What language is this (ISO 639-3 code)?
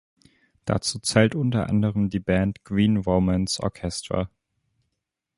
deu